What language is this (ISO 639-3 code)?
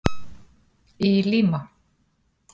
isl